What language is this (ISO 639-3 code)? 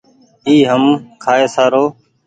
gig